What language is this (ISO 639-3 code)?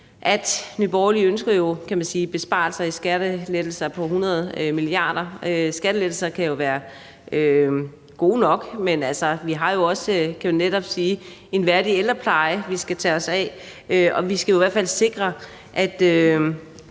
dan